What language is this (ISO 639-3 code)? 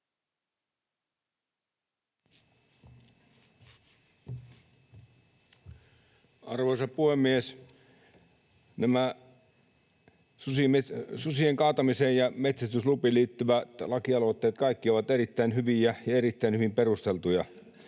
fin